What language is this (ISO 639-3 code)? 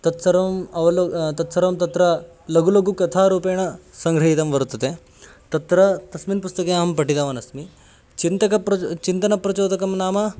san